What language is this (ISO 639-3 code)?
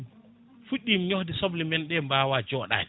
ful